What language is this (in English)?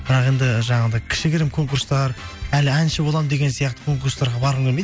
Kazakh